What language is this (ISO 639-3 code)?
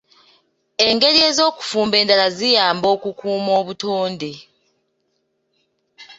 lug